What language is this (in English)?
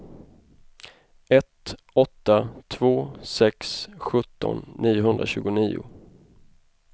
Swedish